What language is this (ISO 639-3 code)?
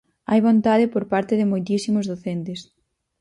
glg